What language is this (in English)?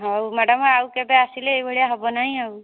Odia